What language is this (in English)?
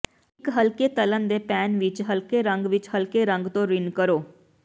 Punjabi